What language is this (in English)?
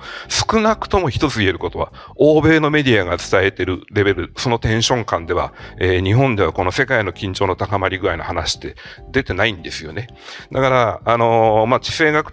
Japanese